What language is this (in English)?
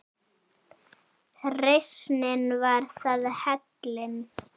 Icelandic